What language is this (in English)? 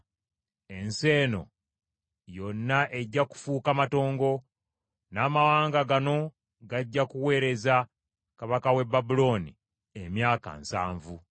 Ganda